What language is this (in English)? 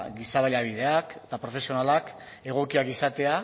Basque